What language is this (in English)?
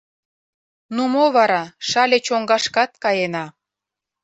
Mari